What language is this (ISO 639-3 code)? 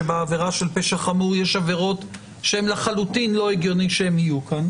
heb